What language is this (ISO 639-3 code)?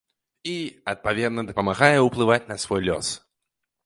bel